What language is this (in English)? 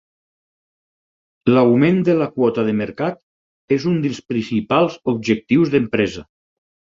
Catalan